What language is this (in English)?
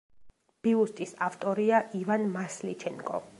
Georgian